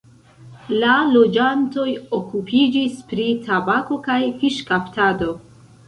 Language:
Esperanto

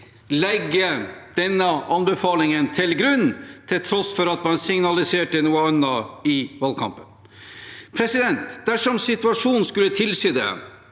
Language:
Norwegian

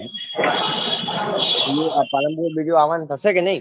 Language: Gujarati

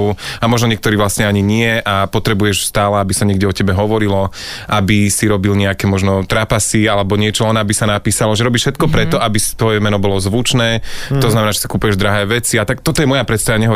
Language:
Slovak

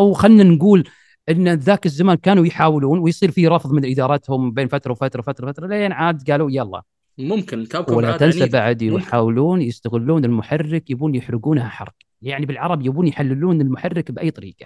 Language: Arabic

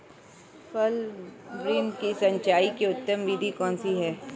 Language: Hindi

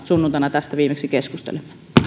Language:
Finnish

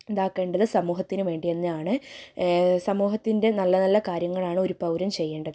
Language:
Malayalam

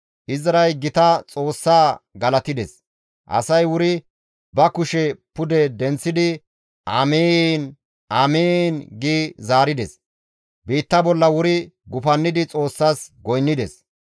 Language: Gamo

